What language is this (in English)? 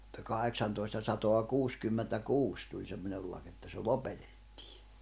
Finnish